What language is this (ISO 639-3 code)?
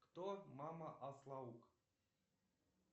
rus